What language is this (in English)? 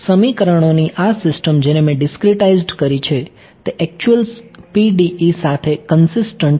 Gujarati